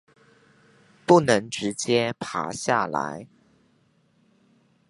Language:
Chinese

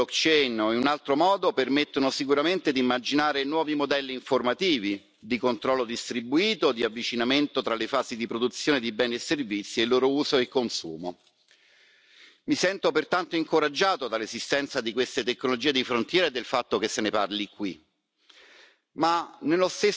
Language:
Italian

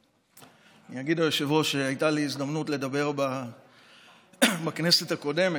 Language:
Hebrew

